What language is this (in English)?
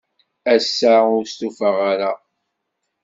Kabyle